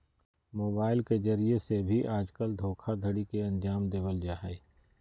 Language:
Magahi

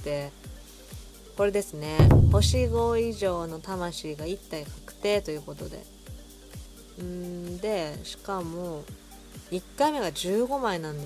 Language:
Japanese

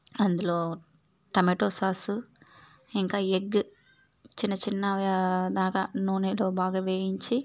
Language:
Telugu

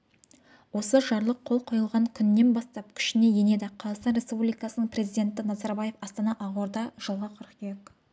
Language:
Kazakh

